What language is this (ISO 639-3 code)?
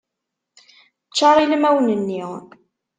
kab